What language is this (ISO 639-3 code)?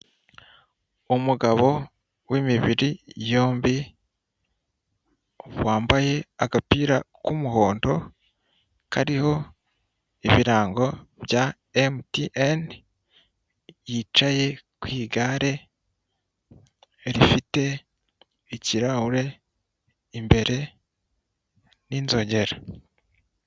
kin